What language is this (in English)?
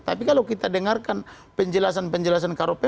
Indonesian